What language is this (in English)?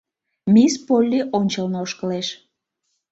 Mari